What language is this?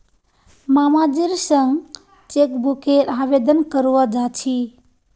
Magahi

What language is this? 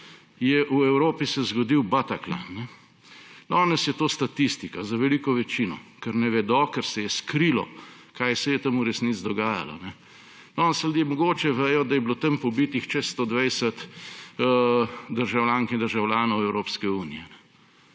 Slovenian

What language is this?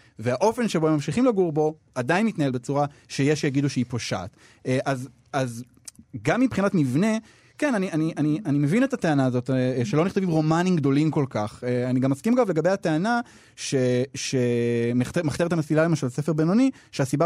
Hebrew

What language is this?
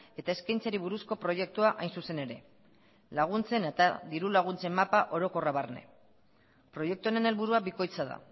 Basque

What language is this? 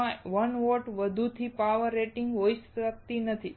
Gujarati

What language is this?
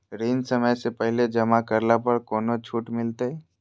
Magahi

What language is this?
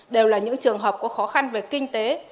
Vietnamese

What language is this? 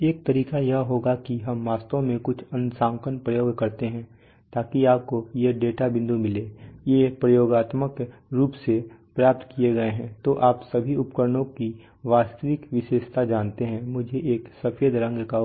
Hindi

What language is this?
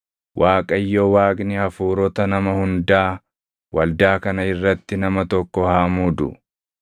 Oromo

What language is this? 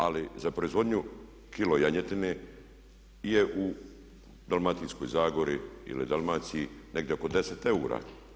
Croatian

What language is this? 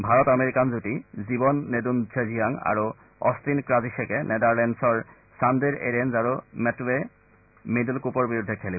Assamese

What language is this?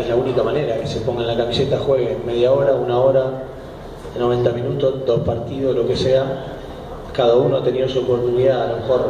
Spanish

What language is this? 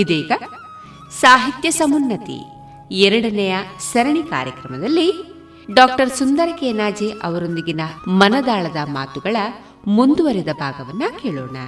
Kannada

